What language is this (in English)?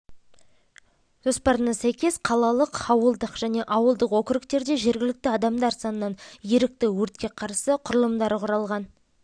Kazakh